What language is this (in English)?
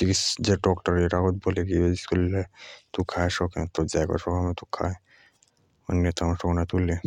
Jaunsari